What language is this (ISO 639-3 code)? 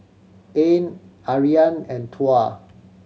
eng